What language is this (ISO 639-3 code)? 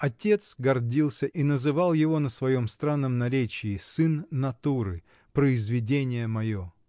rus